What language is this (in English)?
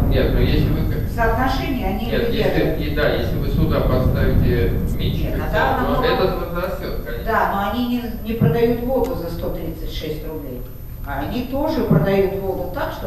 Russian